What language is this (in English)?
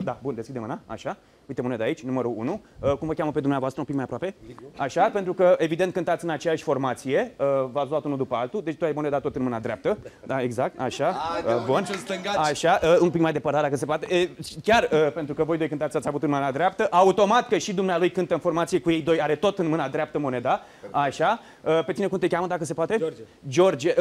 Romanian